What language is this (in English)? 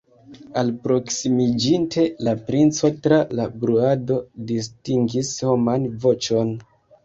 Esperanto